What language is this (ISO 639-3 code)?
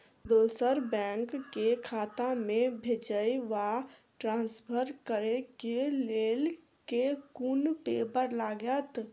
mai